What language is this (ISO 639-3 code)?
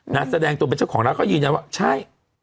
tha